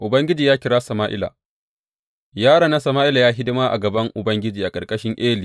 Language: Hausa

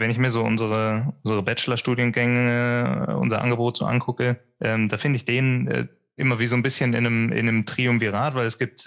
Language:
German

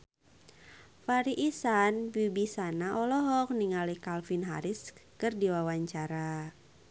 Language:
Sundanese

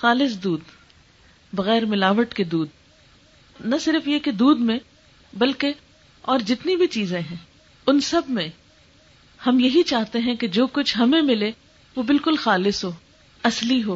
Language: Urdu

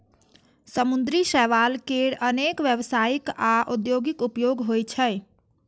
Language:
Maithili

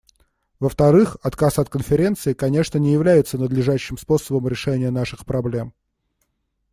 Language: Russian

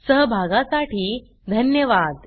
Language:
Marathi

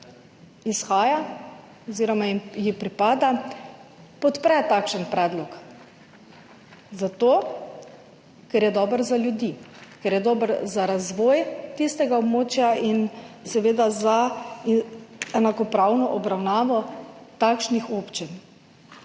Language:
Slovenian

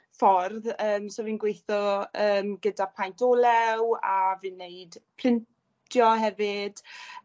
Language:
Welsh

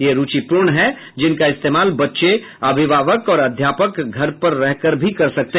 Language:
Hindi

